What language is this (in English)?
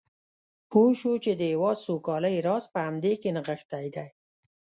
Pashto